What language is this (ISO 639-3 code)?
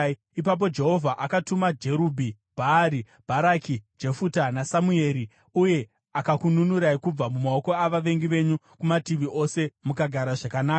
sna